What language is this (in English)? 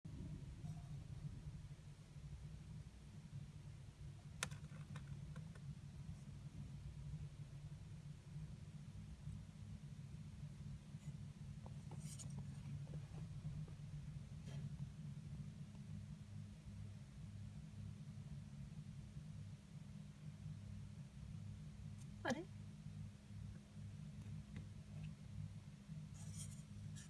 Japanese